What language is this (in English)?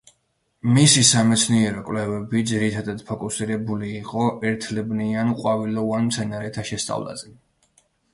Georgian